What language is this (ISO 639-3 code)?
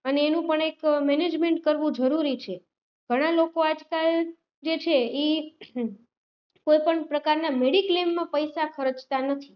guj